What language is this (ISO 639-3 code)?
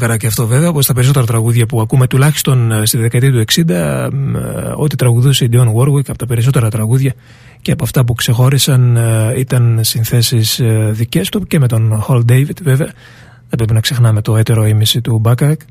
ell